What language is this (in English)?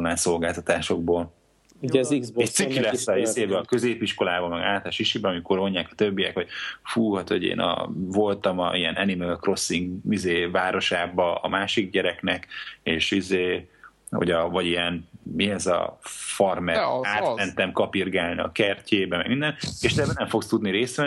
Hungarian